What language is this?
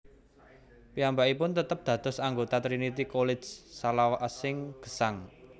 Javanese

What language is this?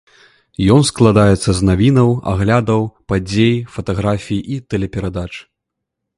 Belarusian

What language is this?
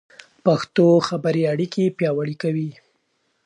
Pashto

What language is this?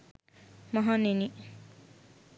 Sinhala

